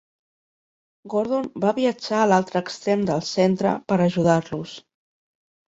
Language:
Catalan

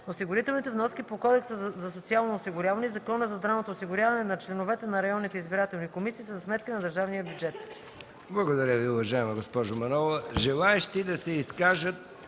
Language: Bulgarian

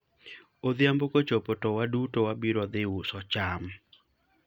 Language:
Luo (Kenya and Tanzania)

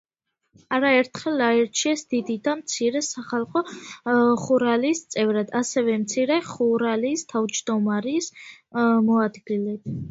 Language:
Georgian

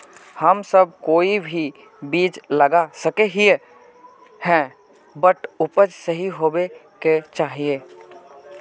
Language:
Magahi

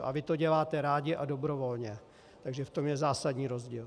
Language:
Czech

